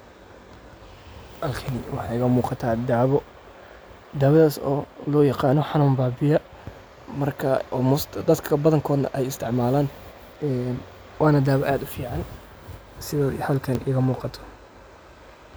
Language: Somali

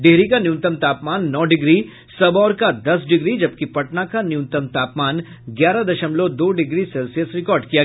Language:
Hindi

